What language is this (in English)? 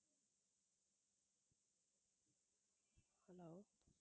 Tamil